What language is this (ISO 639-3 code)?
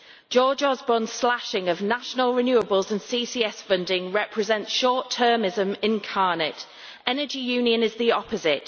eng